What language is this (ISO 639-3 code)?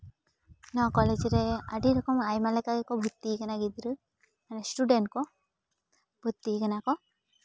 sat